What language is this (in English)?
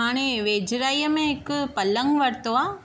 Sindhi